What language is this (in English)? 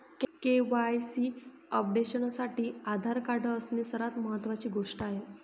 Marathi